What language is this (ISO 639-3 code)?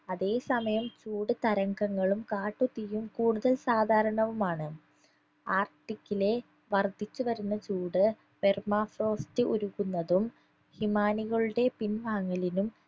mal